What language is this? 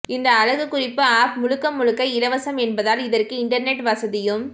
Tamil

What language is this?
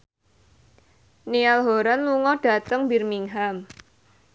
Javanese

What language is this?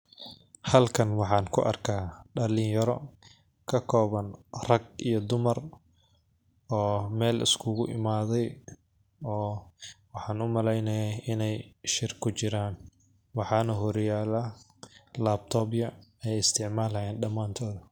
Somali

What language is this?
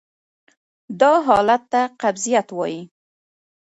Pashto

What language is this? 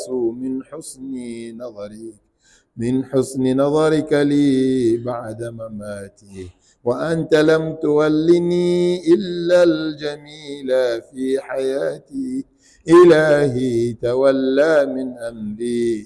Arabic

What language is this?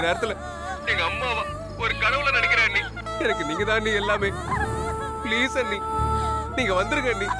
Thai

